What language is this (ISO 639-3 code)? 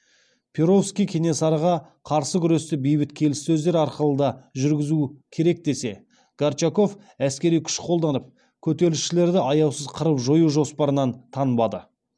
kaz